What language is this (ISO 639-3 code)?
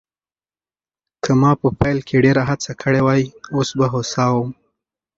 pus